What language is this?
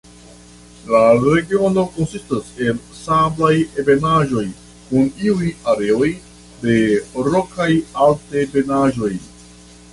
Esperanto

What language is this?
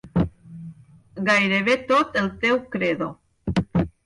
Catalan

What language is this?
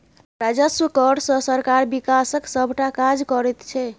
Maithili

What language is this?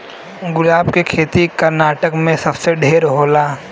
Bhojpuri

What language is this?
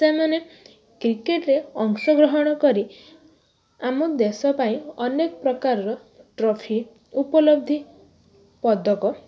Odia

